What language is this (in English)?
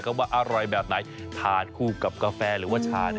Thai